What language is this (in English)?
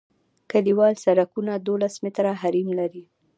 Pashto